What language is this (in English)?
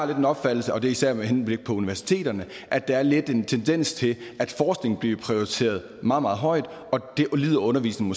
Danish